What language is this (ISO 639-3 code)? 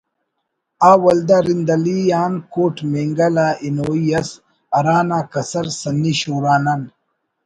brh